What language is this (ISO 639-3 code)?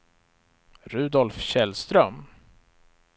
swe